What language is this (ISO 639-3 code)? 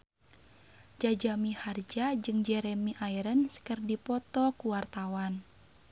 sun